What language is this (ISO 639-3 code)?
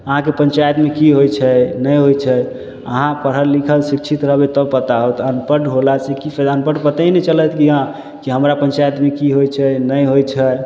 mai